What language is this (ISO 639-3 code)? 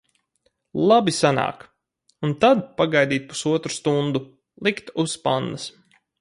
lav